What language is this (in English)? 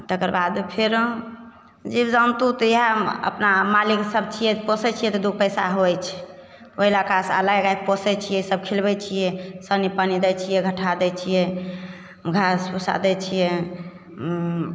Maithili